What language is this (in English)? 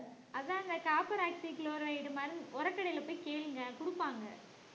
Tamil